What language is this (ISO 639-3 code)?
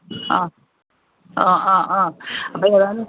mal